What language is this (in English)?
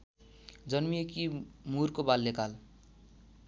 Nepali